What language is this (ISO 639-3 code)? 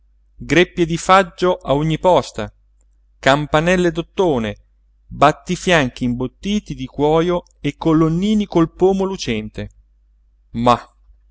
ita